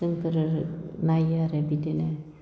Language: Bodo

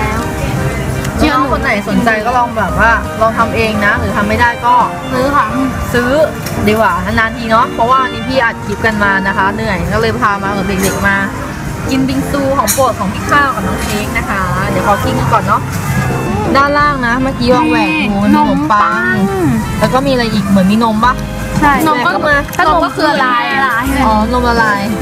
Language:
Thai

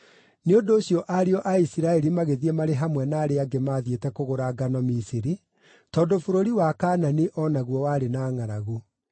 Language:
Kikuyu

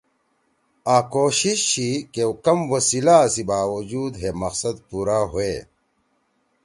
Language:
Torwali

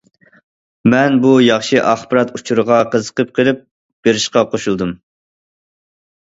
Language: Uyghur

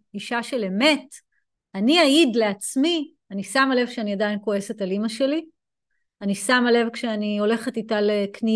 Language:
Hebrew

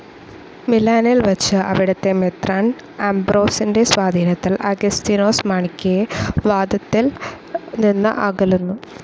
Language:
Malayalam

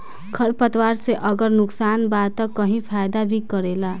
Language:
Bhojpuri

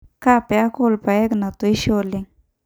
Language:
Masai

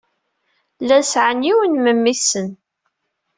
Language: Kabyle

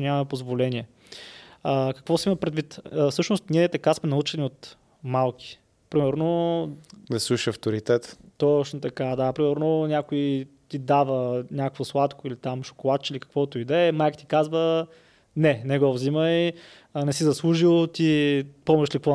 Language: Bulgarian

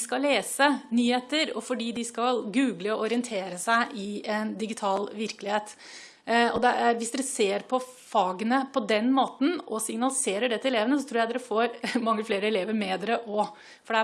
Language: Norwegian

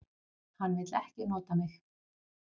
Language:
Icelandic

